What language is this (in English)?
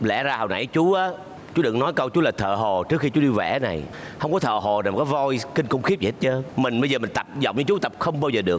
Vietnamese